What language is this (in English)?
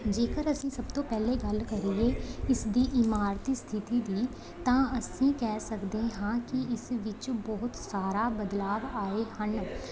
Punjabi